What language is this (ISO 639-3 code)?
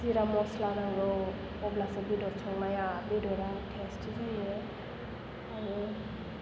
brx